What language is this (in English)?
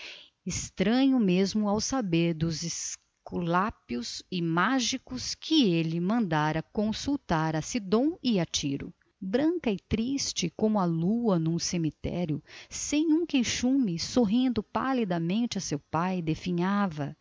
Portuguese